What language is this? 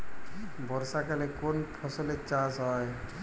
Bangla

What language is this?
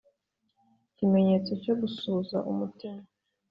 Kinyarwanda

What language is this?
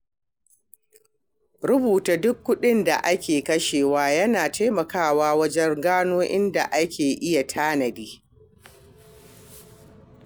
Hausa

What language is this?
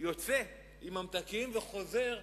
Hebrew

